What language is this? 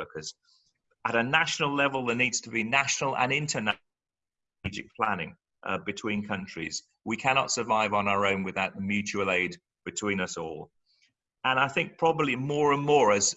English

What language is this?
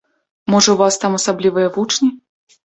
Belarusian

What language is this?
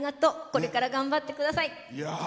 Japanese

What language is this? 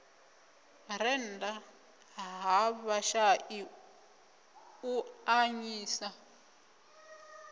Venda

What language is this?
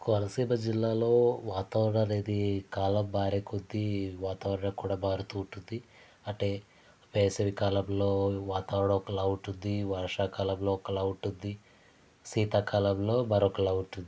Telugu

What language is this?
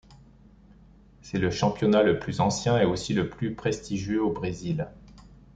French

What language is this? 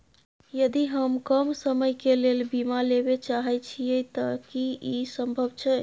Maithili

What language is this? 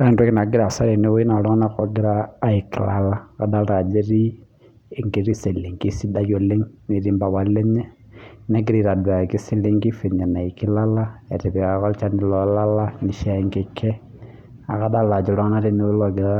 Masai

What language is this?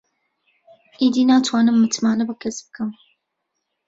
Central Kurdish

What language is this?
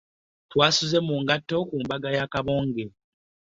Ganda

